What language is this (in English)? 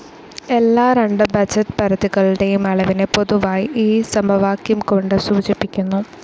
Malayalam